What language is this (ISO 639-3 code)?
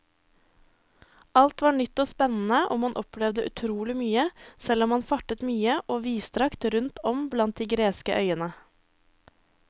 nor